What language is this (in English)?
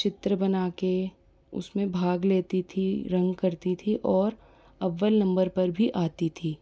Hindi